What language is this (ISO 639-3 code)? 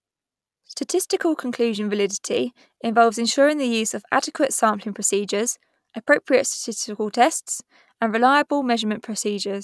eng